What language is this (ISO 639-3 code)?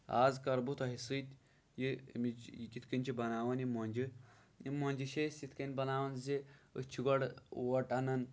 kas